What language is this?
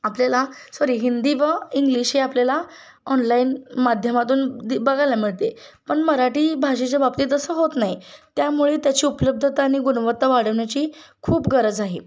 Marathi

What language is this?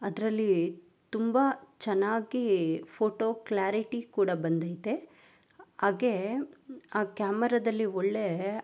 Kannada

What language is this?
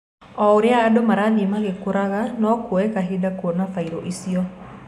Kikuyu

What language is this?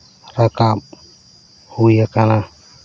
Santali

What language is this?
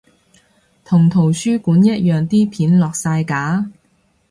Cantonese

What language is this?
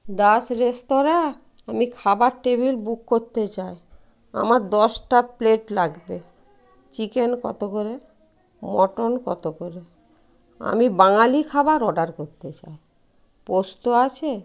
Bangla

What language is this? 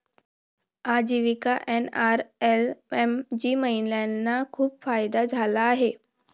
Marathi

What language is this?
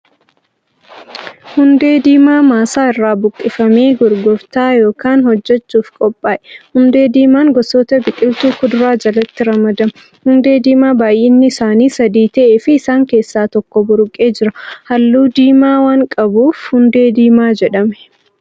Oromo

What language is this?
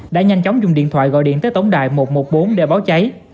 Vietnamese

